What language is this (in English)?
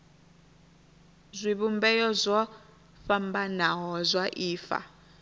Venda